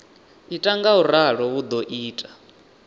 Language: Venda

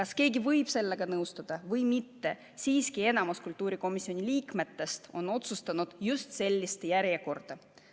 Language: Estonian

